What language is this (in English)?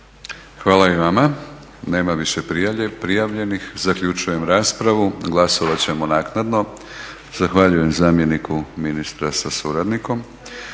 Croatian